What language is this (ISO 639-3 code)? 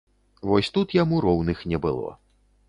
bel